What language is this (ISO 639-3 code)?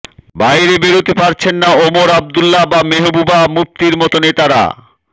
ben